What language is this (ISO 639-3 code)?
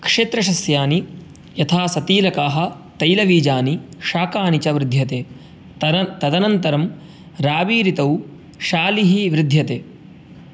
san